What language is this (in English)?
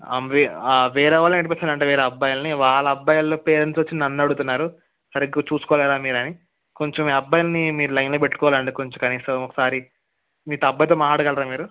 Telugu